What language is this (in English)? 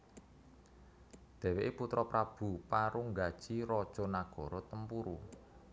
Javanese